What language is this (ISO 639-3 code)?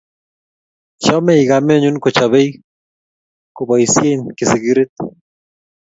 kln